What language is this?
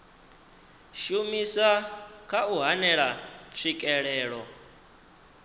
Venda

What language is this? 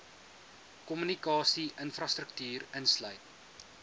Afrikaans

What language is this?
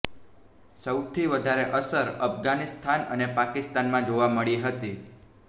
Gujarati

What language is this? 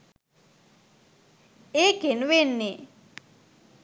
Sinhala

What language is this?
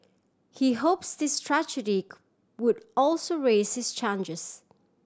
English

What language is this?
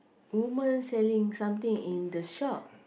English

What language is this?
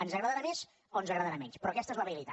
Catalan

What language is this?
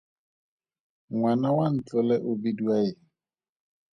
Tswana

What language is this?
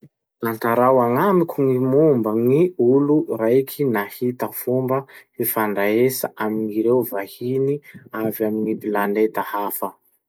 Masikoro Malagasy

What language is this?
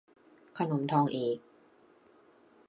Thai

